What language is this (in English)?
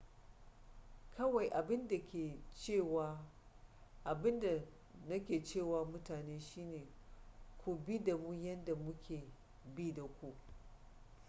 Hausa